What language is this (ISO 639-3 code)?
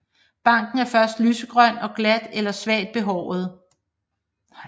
dan